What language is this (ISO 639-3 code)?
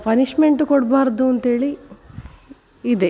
kan